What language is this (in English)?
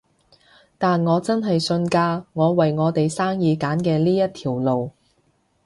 Cantonese